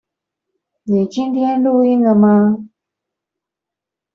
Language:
Chinese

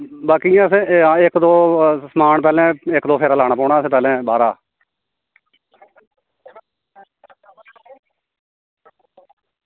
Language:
Dogri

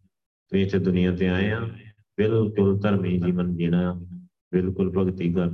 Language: Punjabi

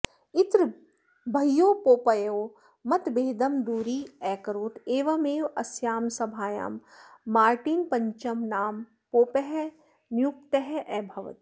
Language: Sanskrit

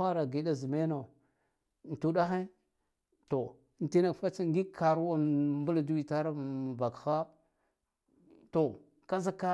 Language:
Guduf-Gava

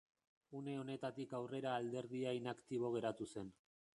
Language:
Basque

